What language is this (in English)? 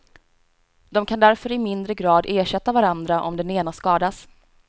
Swedish